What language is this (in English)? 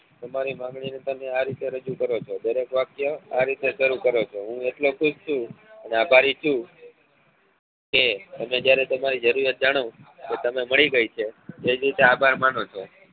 Gujarati